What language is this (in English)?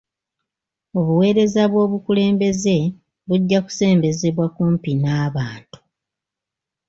Ganda